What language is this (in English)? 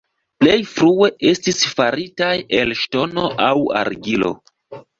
Esperanto